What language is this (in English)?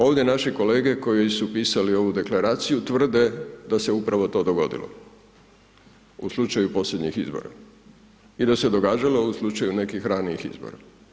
Croatian